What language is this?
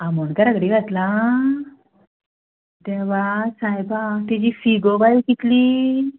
Konkani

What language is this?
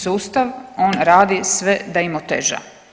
Croatian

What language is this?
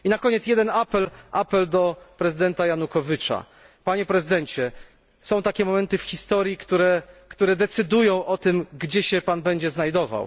Polish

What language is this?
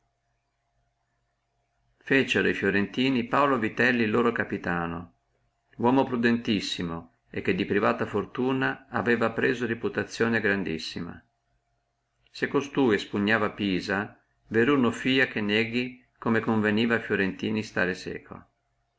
Italian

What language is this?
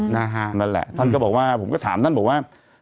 Thai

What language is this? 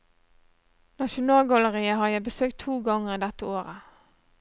Norwegian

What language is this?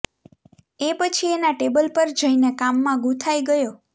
Gujarati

